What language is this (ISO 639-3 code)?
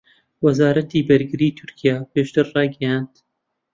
ckb